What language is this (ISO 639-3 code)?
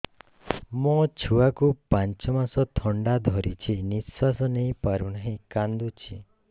ori